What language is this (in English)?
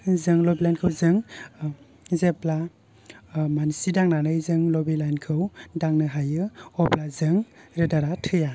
Bodo